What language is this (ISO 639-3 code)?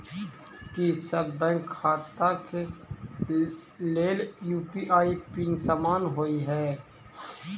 mai